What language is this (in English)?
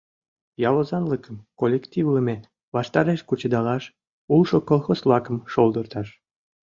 Mari